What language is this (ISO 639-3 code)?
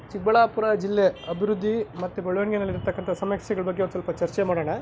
kan